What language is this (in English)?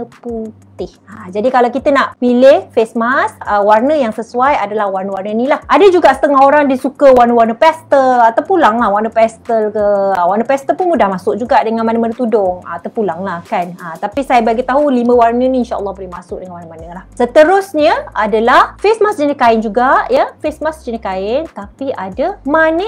Malay